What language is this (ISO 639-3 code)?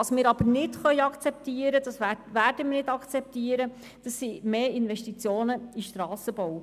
gsw